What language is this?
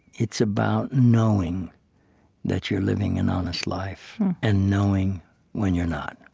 English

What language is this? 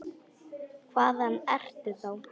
Icelandic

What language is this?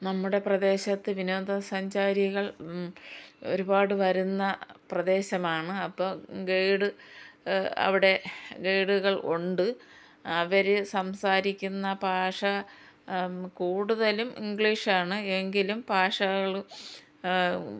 Malayalam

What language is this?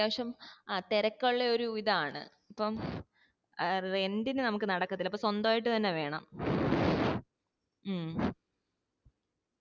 Malayalam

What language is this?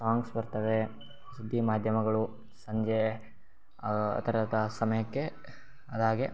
Kannada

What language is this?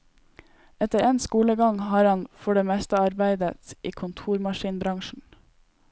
Norwegian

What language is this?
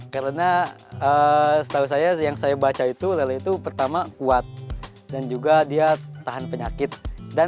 Indonesian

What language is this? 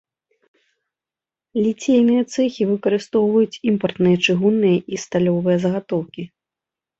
Belarusian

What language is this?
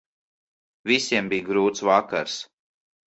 Latvian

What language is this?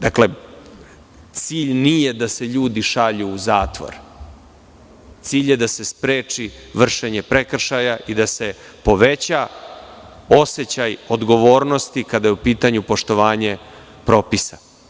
Serbian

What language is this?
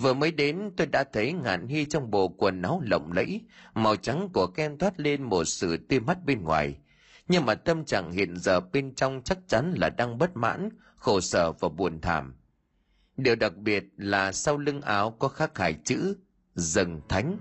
Vietnamese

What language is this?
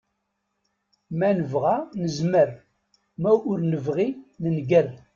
Kabyle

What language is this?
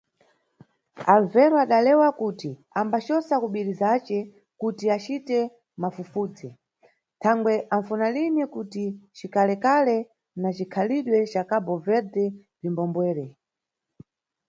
Nyungwe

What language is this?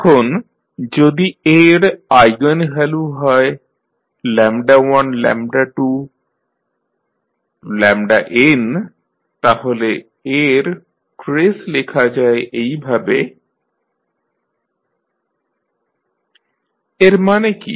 Bangla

